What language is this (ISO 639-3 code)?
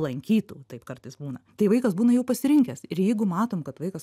lit